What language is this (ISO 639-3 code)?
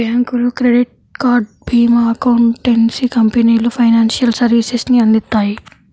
tel